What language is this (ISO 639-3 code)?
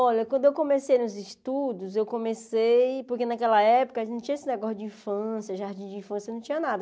por